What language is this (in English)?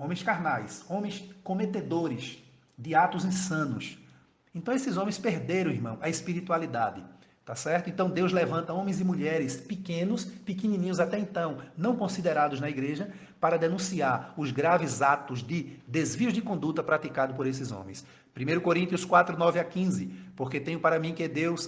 Portuguese